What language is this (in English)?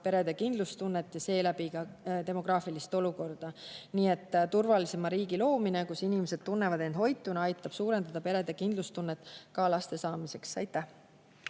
Estonian